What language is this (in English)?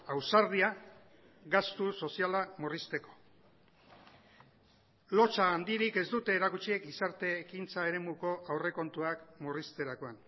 Basque